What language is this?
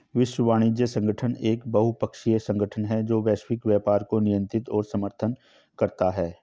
Hindi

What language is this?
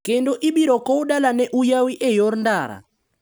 Luo (Kenya and Tanzania)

